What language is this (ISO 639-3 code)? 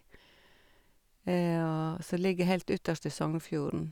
nor